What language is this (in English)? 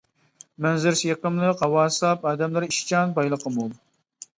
Uyghur